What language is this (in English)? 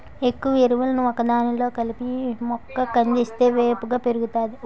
Telugu